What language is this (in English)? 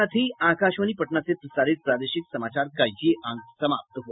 Hindi